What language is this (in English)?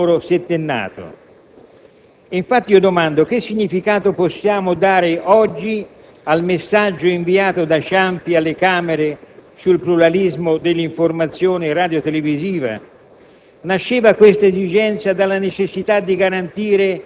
Italian